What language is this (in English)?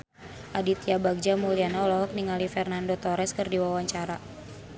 Sundanese